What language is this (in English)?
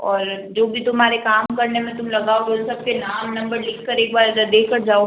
Hindi